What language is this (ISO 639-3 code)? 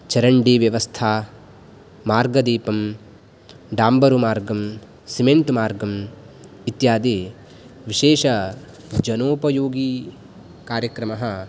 san